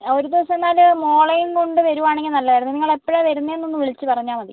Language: Malayalam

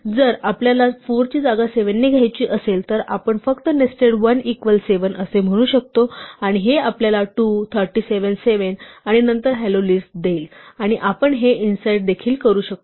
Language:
Marathi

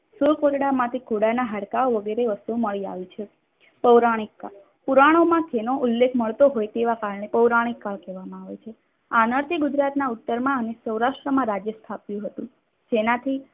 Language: Gujarati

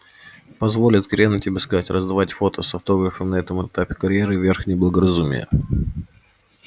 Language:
Russian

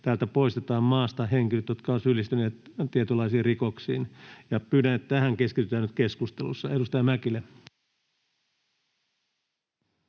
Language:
Finnish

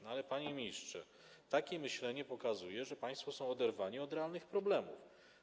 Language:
Polish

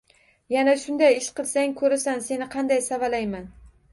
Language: Uzbek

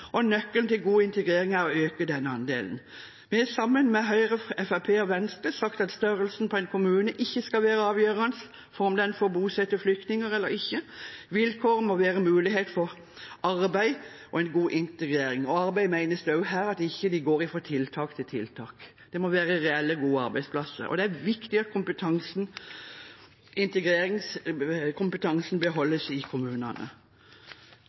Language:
Norwegian Bokmål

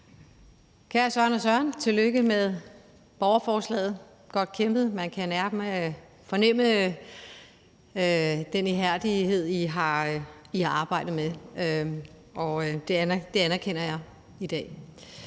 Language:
Danish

